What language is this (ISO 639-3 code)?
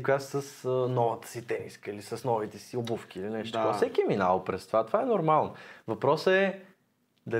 bul